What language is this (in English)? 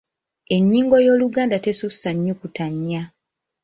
Ganda